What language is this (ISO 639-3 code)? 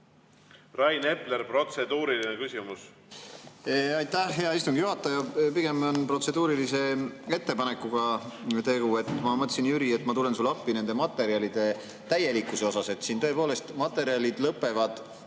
est